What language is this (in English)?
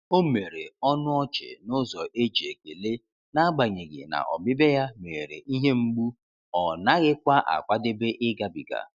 Igbo